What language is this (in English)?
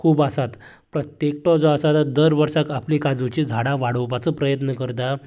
Konkani